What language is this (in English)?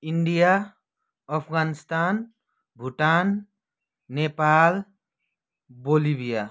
Nepali